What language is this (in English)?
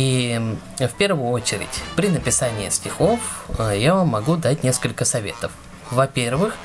Russian